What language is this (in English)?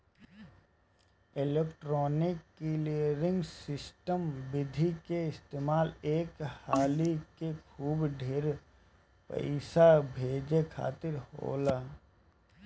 Bhojpuri